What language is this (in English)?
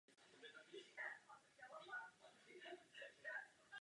Czech